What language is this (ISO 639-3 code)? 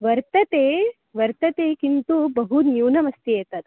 san